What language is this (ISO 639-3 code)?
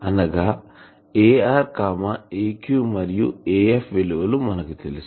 tel